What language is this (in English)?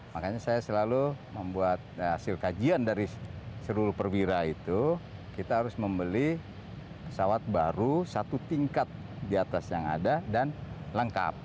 Indonesian